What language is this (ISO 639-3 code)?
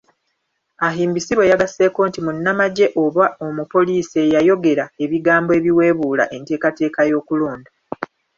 lug